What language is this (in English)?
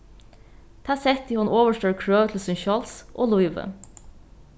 Faroese